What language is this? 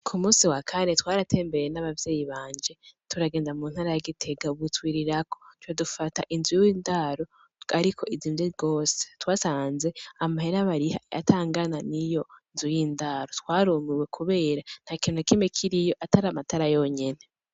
Rundi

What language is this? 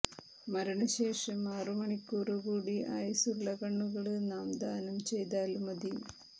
Malayalam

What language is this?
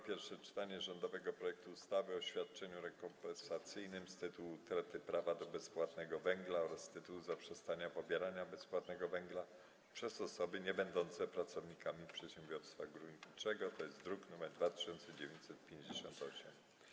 Polish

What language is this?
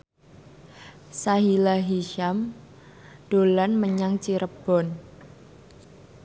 Javanese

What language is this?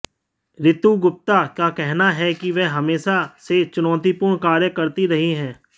Hindi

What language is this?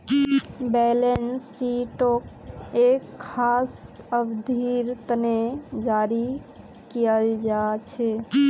Magahi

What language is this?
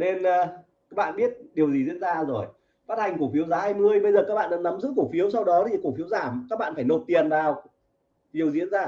Vietnamese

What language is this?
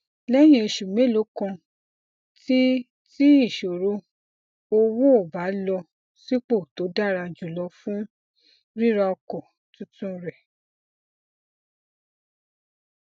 Yoruba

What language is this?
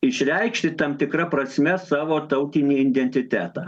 Lithuanian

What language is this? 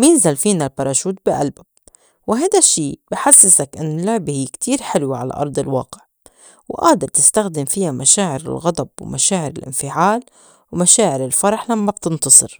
North Levantine Arabic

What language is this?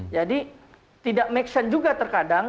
Indonesian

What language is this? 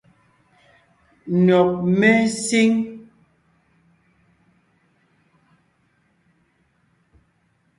Ngiemboon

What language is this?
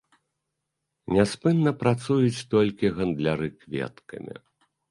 Belarusian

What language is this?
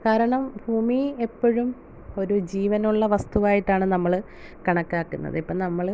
Malayalam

